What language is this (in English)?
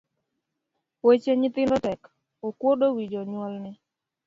Luo (Kenya and Tanzania)